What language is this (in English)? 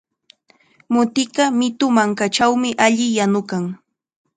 Chiquián Ancash Quechua